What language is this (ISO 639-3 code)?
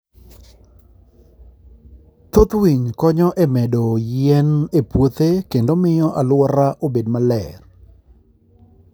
luo